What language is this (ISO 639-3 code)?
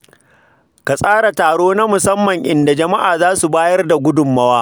hau